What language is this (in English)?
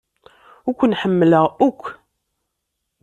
Kabyle